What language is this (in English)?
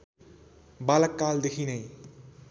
Nepali